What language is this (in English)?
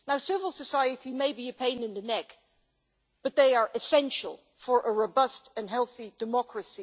English